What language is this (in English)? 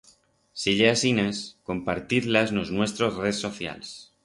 Aragonese